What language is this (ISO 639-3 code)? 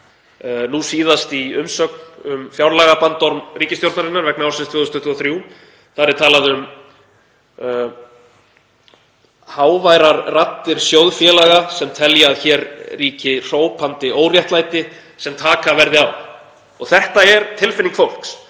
isl